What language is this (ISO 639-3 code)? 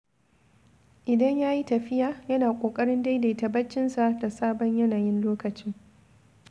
hau